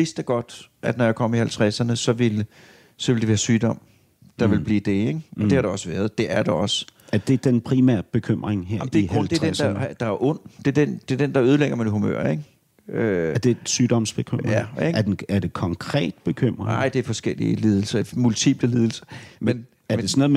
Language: Danish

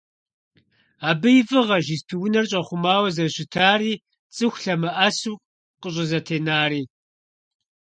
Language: Kabardian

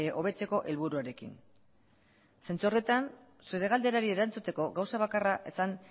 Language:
Basque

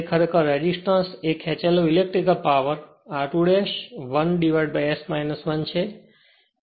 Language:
Gujarati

